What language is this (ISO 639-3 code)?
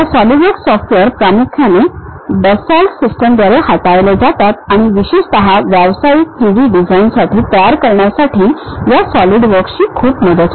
mar